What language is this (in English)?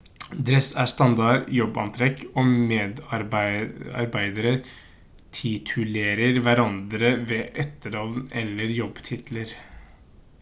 Norwegian Bokmål